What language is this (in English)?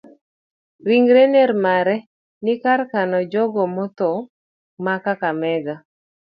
Luo (Kenya and Tanzania)